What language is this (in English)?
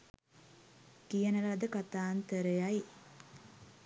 Sinhala